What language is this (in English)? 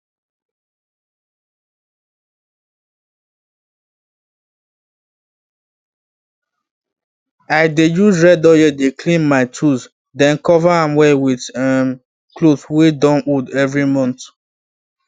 Nigerian Pidgin